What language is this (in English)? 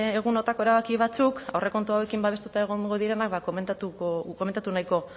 Basque